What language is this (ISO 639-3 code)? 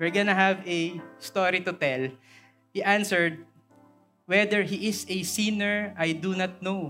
fil